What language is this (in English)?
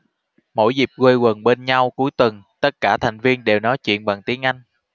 Vietnamese